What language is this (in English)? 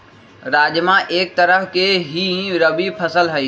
Magahi